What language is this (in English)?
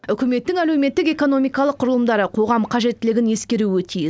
Kazakh